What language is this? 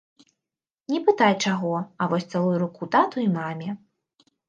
Belarusian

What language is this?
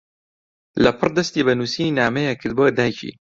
Central Kurdish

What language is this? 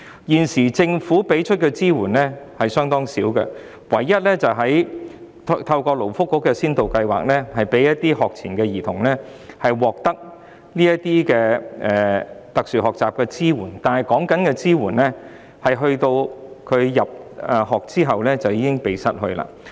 Cantonese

